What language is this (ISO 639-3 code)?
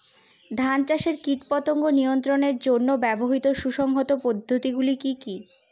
ben